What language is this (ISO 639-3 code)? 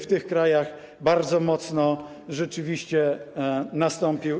pol